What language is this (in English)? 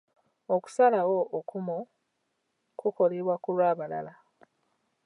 Ganda